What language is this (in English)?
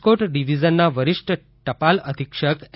Gujarati